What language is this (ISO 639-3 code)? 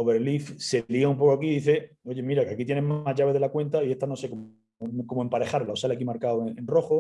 spa